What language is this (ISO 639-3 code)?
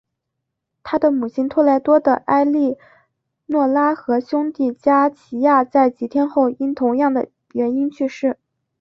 zho